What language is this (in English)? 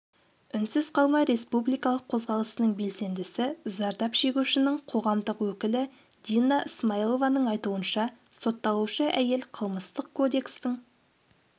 Kazakh